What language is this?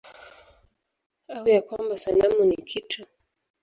Swahili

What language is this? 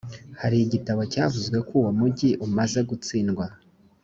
Kinyarwanda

